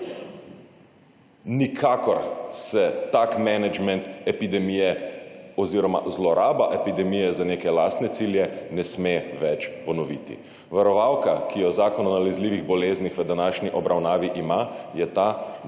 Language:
Slovenian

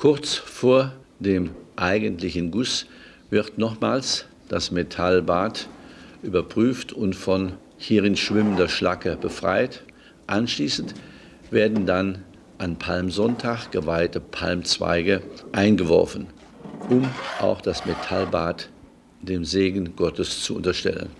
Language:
German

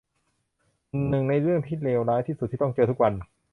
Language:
Thai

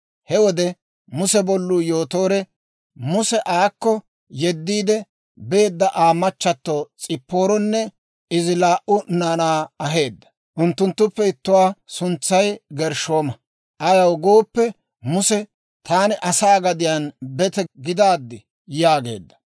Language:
Dawro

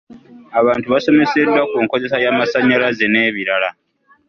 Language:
Ganda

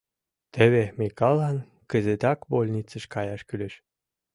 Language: Mari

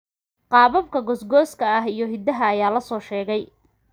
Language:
Somali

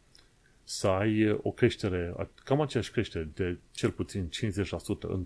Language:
Romanian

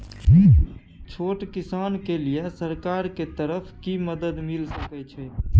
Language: Maithili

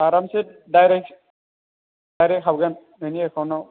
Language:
Bodo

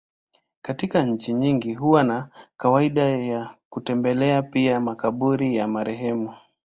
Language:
Swahili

